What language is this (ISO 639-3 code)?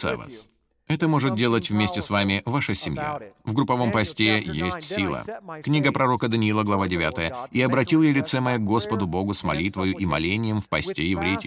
rus